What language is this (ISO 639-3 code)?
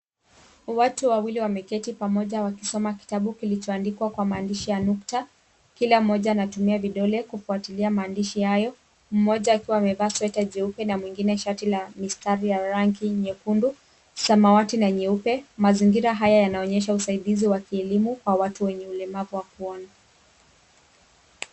swa